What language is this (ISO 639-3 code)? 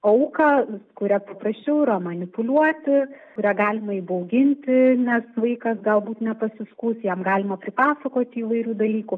lit